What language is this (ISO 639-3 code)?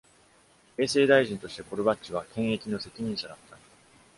jpn